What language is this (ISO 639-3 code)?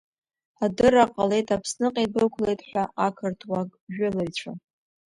abk